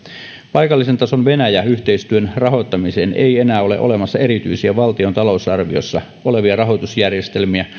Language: Finnish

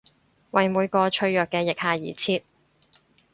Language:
Cantonese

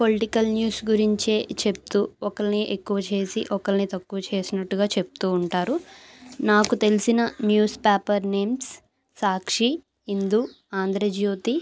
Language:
Telugu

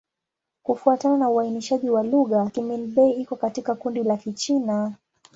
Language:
Swahili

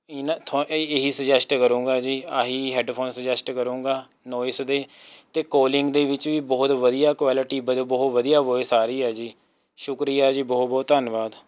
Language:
Punjabi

